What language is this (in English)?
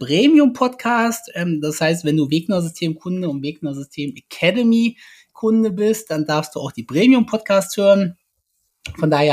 German